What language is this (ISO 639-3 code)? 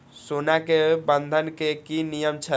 mai